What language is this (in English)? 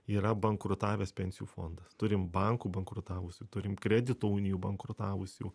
Lithuanian